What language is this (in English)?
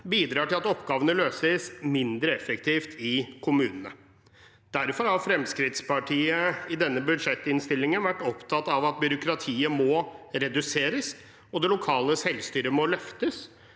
Norwegian